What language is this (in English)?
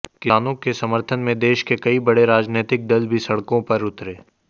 Hindi